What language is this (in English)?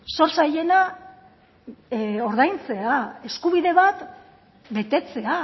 Basque